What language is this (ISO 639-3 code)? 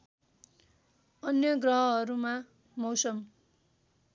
nep